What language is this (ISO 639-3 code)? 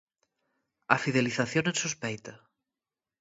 glg